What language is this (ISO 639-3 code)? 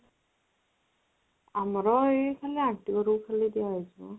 ori